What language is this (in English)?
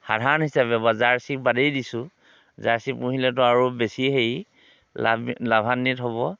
Assamese